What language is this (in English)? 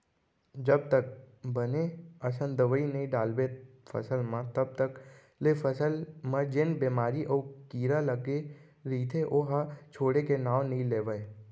Chhattisgarhi